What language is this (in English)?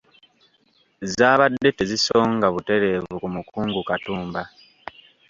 Ganda